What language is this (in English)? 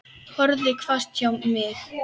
Icelandic